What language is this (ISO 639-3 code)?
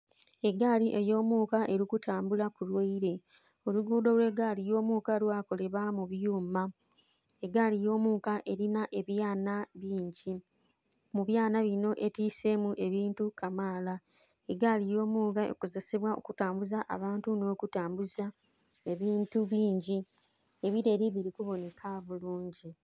xog